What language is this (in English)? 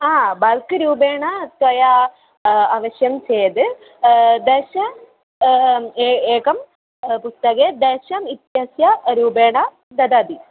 Sanskrit